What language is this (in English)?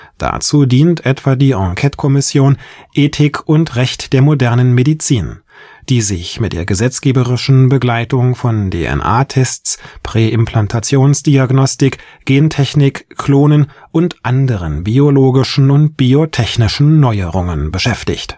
German